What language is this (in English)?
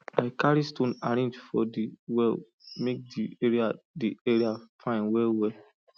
Nigerian Pidgin